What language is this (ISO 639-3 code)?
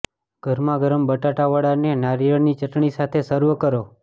guj